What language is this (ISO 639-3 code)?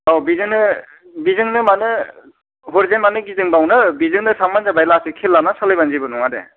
brx